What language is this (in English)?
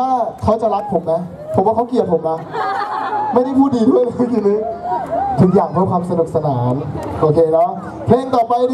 Thai